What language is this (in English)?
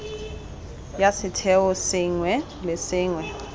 Tswana